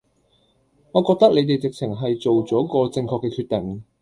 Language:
Cantonese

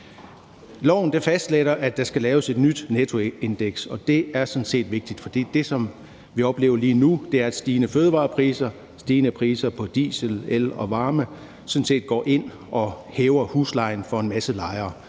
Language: Danish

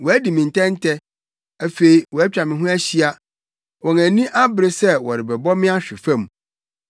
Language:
Akan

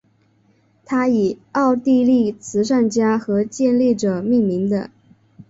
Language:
Chinese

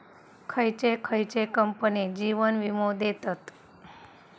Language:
Marathi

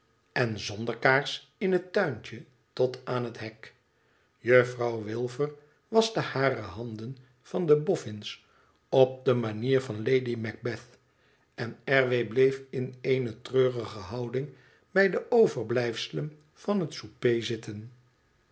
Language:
Dutch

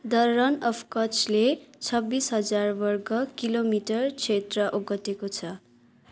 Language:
Nepali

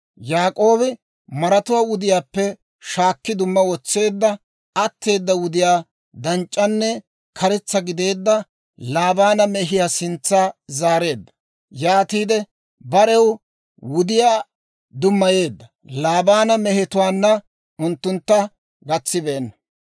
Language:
Dawro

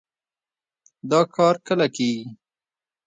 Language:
Pashto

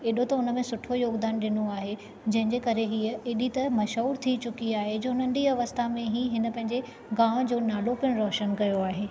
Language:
Sindhi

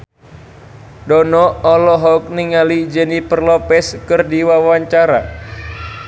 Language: Sundanese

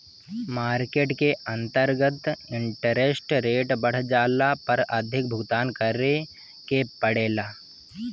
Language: Bhojpuri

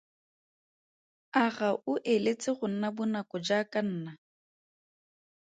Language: Tswana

